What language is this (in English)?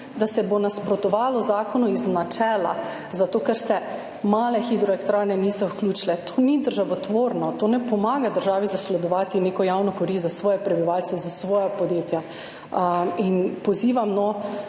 Slovenian